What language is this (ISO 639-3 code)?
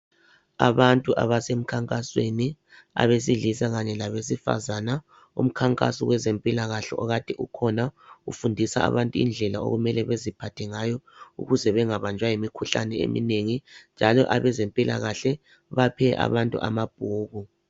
nde